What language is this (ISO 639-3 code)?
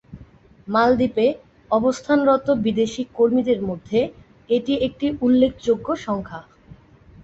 ben